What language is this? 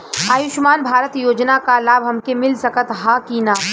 Bhojpuri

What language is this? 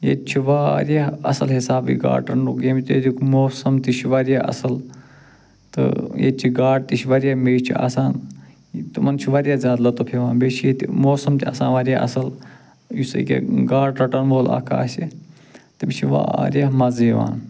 Kashmiri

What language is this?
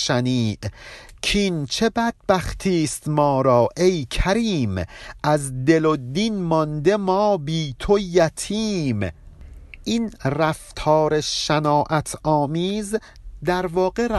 Persian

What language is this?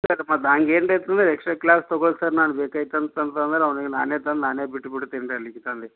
Kannada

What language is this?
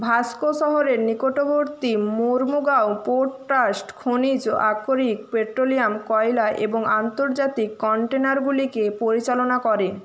Bangla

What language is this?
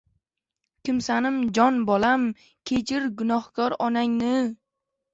Uzbek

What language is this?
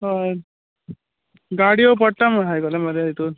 Konkani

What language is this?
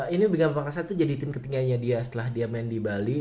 Indonesian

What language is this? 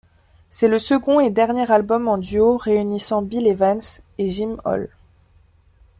French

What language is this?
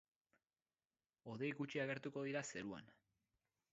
Basque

